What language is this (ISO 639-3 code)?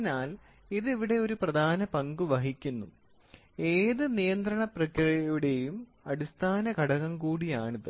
mal